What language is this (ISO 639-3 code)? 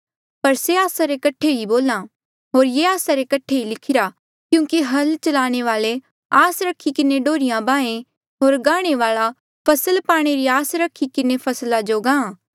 mjl